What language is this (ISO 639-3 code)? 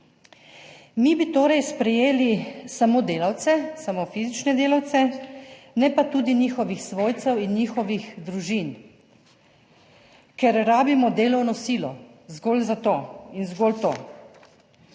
slv